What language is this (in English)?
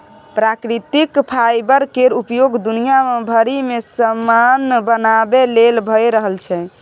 Maithili